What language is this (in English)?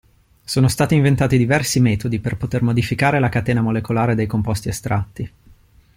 Italian